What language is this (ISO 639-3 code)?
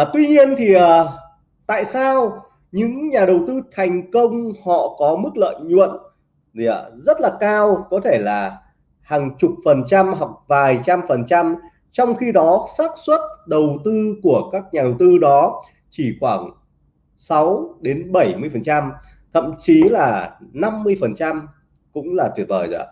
vie